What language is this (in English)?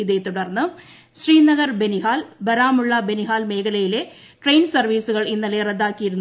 Malayalam